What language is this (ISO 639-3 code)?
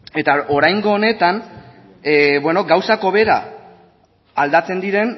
eus